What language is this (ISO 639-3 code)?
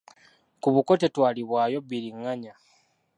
lug